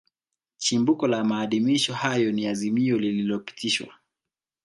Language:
Swahili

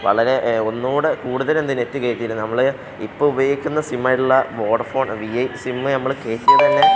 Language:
Malayalam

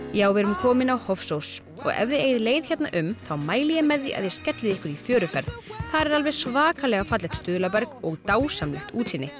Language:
Icelandic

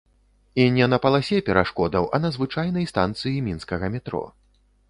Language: Belarusian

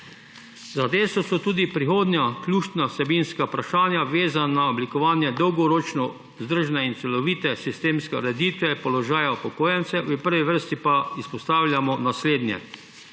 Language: Slovenian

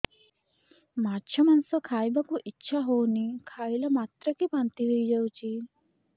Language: Odia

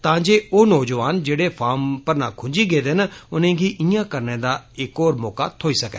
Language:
Dogri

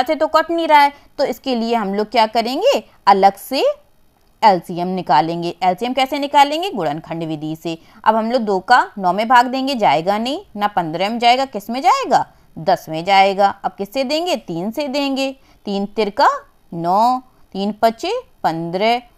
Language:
Hindi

